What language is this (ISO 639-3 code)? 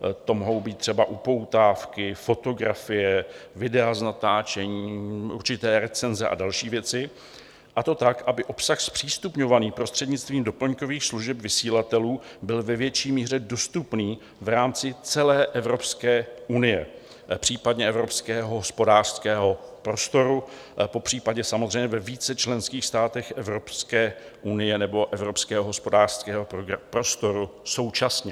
ces